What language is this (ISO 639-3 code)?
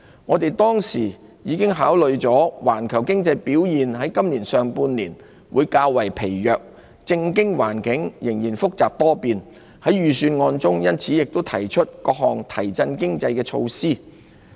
yue